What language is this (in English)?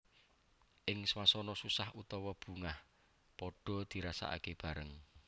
Javanese